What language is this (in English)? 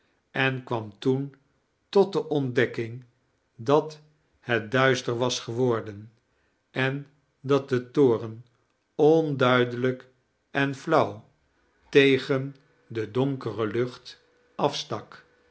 Dutch